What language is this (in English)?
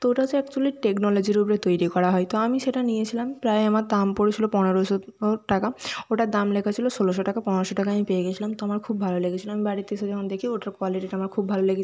Bangla